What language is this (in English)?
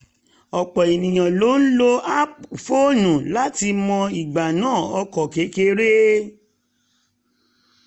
Yoruba